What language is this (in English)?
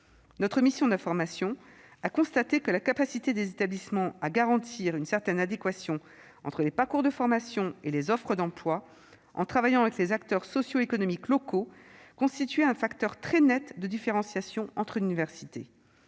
French